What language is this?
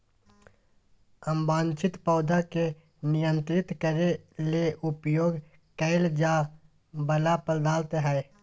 Magahi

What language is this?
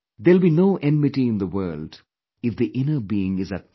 English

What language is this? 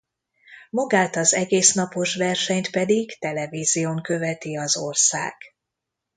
Hungarian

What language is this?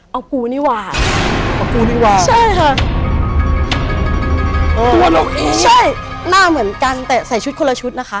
Thai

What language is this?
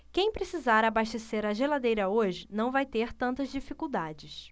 Portuguese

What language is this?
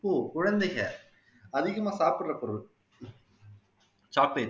Tamil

